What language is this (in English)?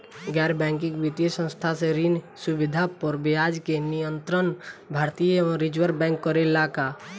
Bhojpuri